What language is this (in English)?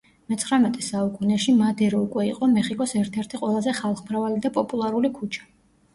Georgian